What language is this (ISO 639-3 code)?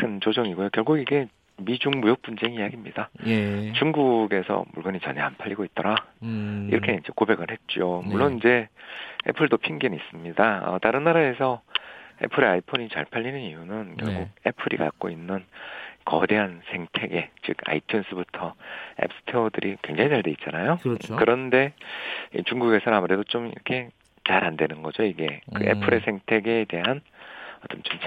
kor